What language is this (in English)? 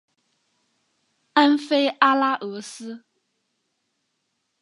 Chinese